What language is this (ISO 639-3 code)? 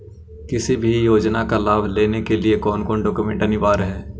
mag